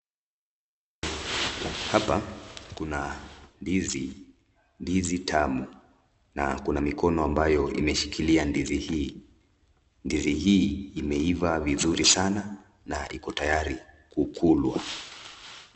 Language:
Swahili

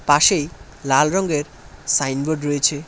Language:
Bangla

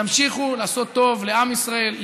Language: Hebrew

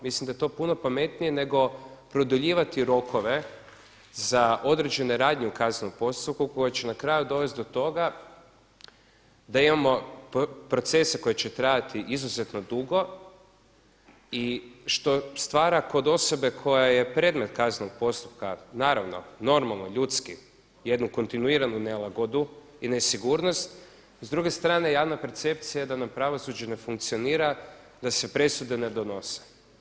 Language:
Croatian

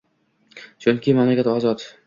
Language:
Uzbek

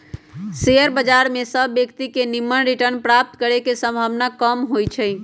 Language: Magahi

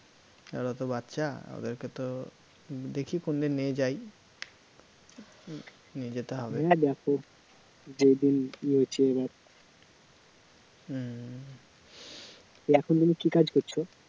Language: Bangla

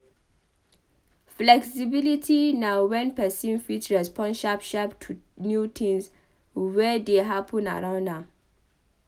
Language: Nigerian Pidgin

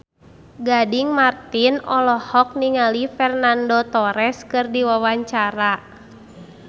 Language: Sundanese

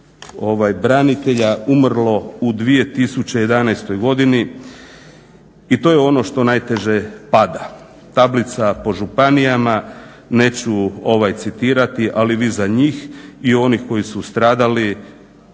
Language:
Croatian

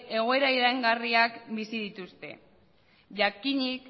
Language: Basque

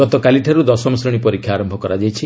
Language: Odia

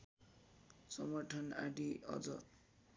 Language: Nepali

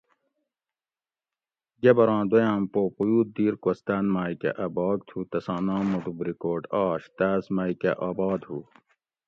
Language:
Gawri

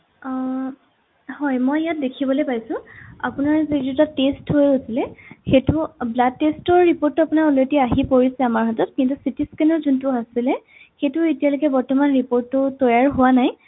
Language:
Assamese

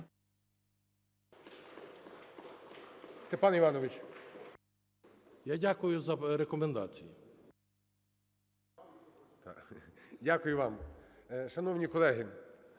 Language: Ukrainian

